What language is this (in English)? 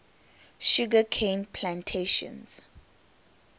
English